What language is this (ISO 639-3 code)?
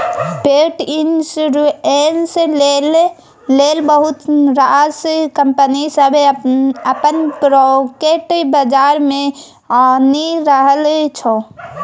mai